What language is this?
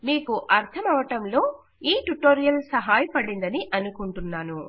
Telugu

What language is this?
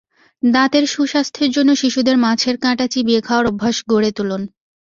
Bangla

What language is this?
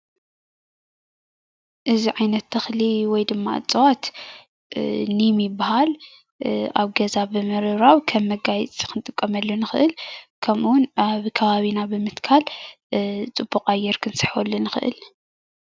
Tigrinya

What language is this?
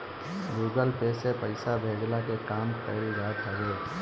Bhojpuri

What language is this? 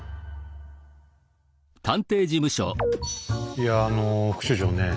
Japanese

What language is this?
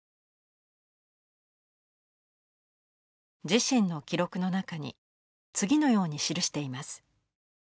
Japanese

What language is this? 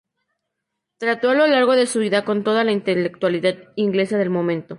Spanish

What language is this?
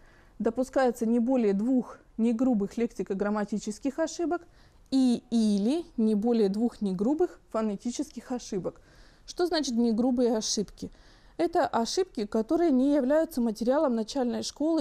Russian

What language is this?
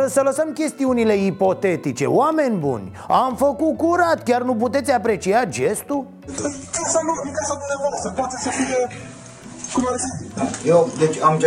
Romanian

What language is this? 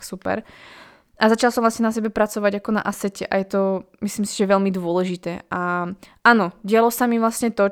Slovak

